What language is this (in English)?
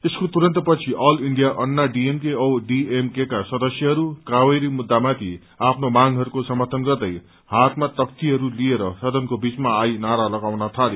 Nepali